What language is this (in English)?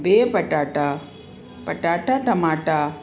Sindhi